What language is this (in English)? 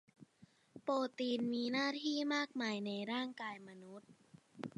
Thai